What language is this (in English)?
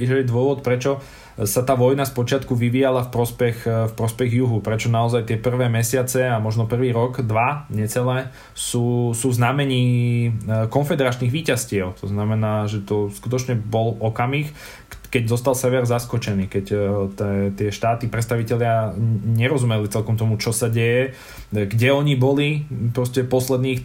Slovak